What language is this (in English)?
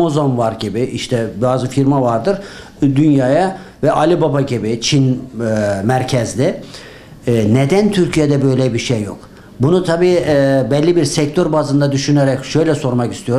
Turkish